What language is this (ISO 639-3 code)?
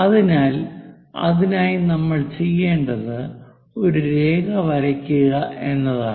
mal